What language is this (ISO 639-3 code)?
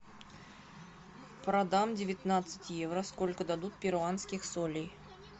rus